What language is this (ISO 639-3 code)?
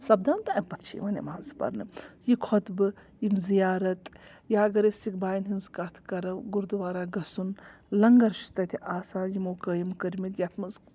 kas